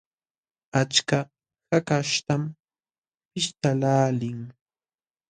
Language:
Jauja Wanca Quechua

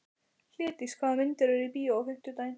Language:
Icelandic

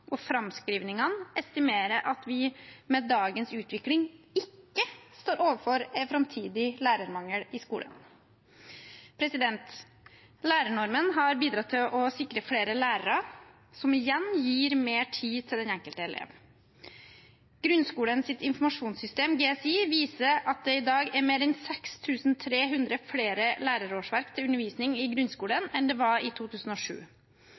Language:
Norwegian Bokmål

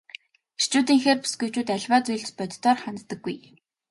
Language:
Mongolian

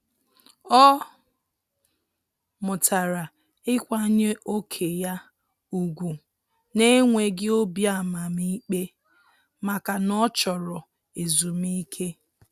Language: Igbo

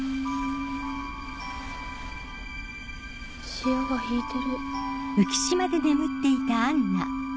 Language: Japanese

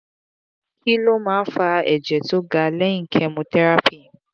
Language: Yoruba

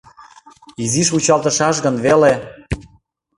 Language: Mari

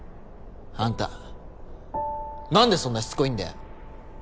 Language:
Japanese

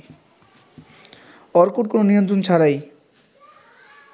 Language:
Bangla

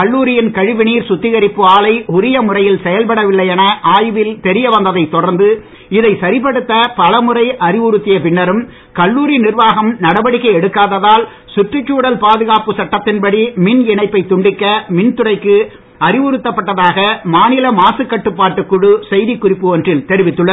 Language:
Tamil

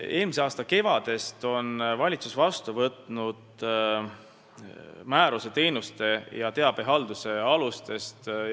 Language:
Estonian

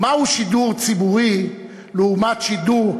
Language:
Hebrew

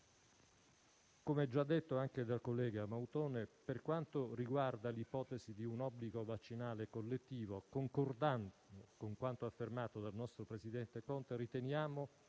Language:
Italian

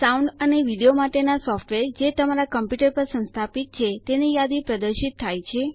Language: Gujarati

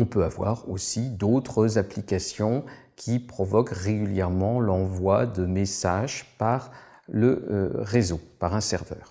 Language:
French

